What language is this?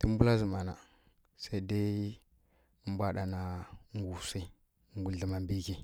Kirya-Konzəl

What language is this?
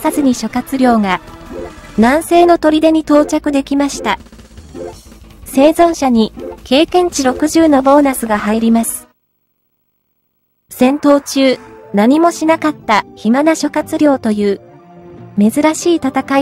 Japanese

